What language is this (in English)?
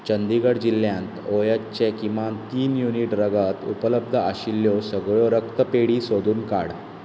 Konkani